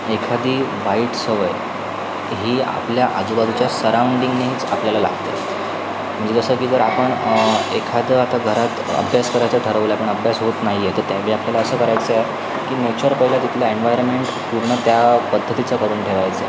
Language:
Marathi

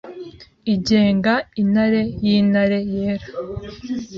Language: Kinyarwanda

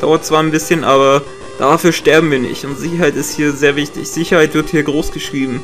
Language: German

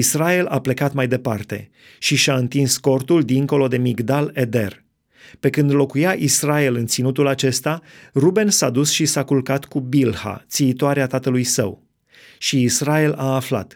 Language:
Romanian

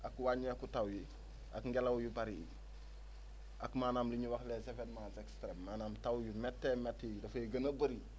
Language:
Wolof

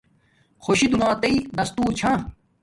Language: Domaaki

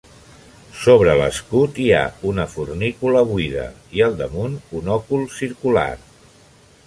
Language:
Catalan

